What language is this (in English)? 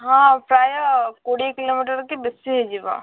Odia